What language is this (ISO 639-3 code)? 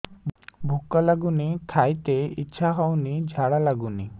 ori